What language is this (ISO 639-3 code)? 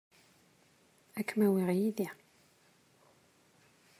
kab